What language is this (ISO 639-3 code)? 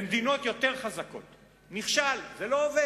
heb